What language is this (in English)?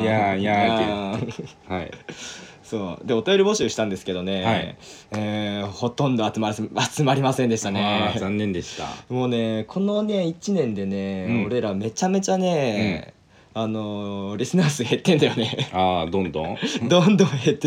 Japanese